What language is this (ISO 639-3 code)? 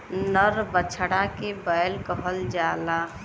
bho